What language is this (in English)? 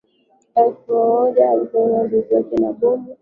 Swahili